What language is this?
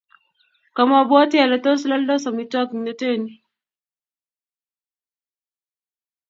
Kalenjin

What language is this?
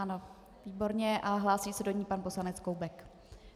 Czech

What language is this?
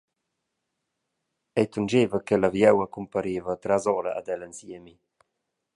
Romansh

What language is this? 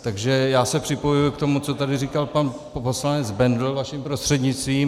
Czech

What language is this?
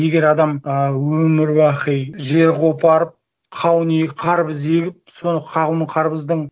Kazakh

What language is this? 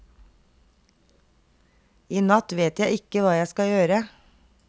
Norwegian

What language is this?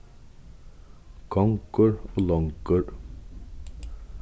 Faroese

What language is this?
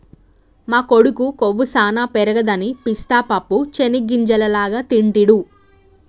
Telugu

